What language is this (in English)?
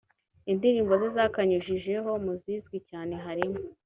Kinyarwanda